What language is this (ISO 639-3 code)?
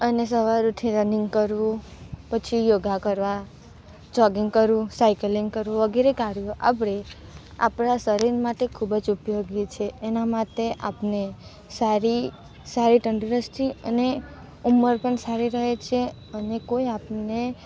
guj